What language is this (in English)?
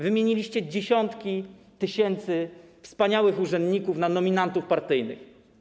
Polish